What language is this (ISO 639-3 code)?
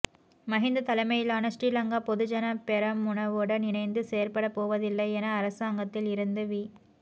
tam